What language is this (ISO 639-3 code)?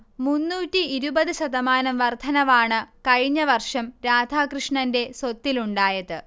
mal